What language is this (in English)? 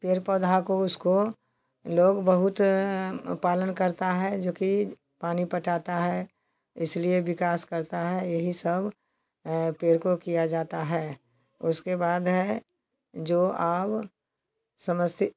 Hindi